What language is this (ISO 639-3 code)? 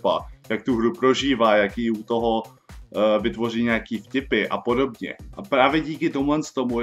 ces